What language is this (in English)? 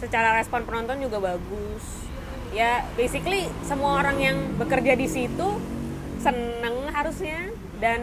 Indonesian